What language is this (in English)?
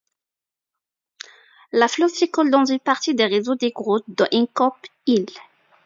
French